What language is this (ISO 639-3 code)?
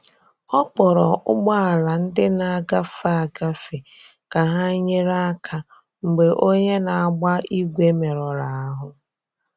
ibo